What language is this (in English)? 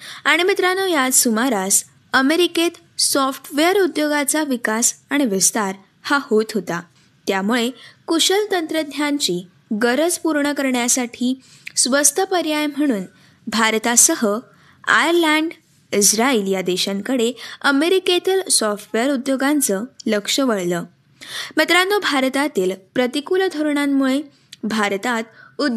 Marathi